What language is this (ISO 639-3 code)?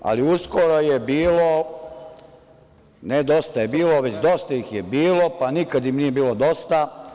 srp